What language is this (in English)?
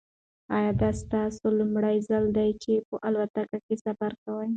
Pashto